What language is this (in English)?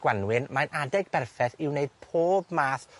Welsh